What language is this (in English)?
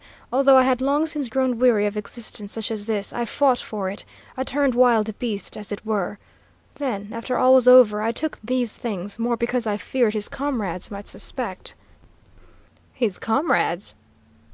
English